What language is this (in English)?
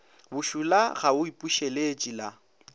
Northern Sotho